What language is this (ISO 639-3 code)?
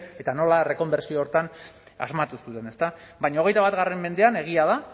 eus